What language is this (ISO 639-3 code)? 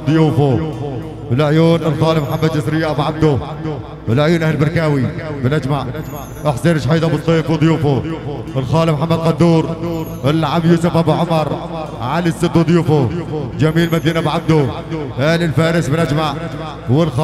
ara